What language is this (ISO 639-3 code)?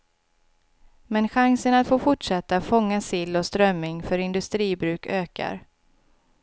swe